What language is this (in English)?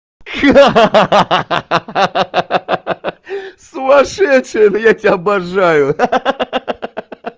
Russian